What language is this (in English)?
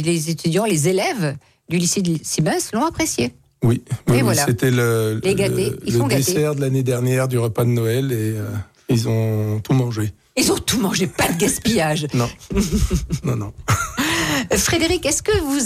French